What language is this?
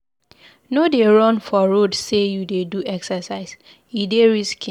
Nigerian Pidgin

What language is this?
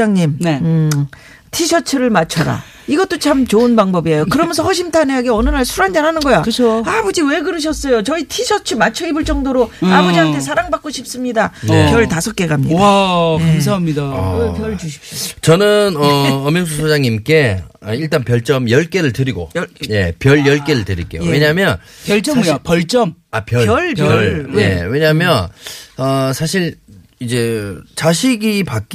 Korean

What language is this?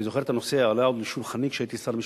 Hebrew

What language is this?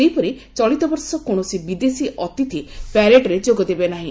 Odia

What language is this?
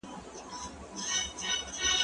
Pashto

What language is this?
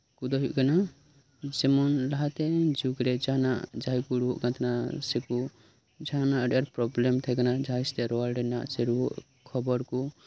Santali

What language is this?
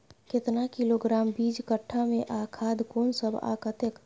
Maithili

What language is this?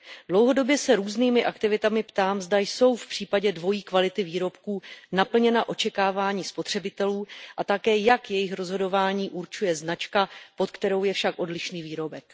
Czech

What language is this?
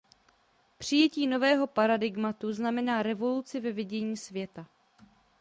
Czech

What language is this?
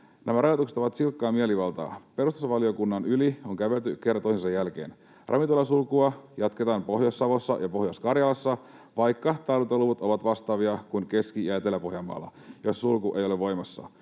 Finnish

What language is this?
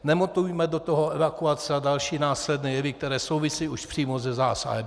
Czech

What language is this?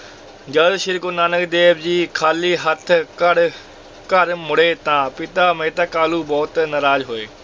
Punjabi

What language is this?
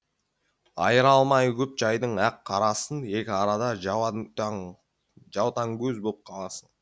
Kazakh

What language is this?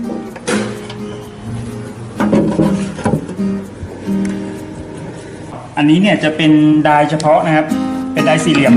Thai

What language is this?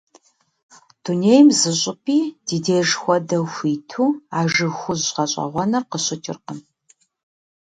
Kabardian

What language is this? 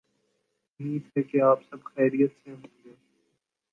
Urdu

